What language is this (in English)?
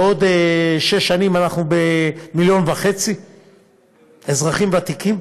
Hebrew